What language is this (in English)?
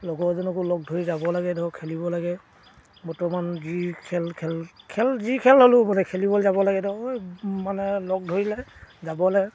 Assamese